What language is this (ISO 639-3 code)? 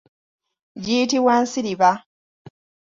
lug